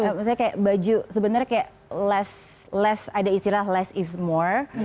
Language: Indonesian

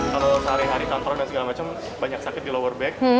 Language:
Indonesian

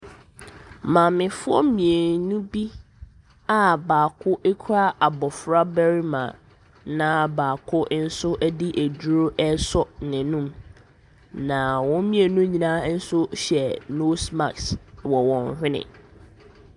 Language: Akan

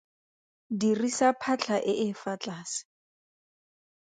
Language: Tswana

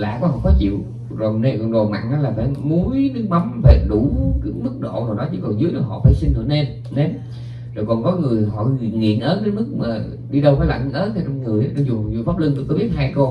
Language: Vietnamese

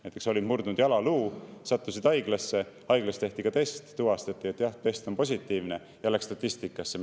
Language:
Estonian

